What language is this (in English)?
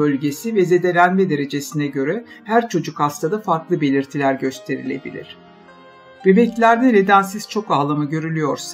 Turkish